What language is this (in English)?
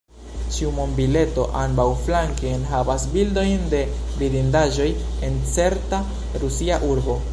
Esperanto